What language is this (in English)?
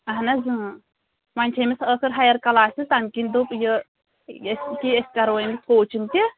Kashmiri